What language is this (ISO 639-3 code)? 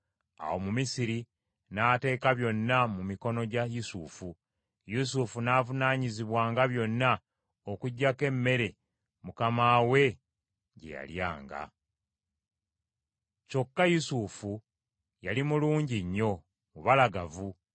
lug